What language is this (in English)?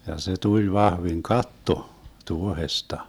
Finnish